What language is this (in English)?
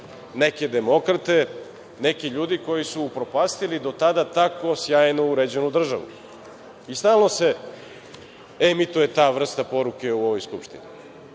Serbian